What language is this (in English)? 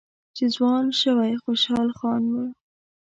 Pashto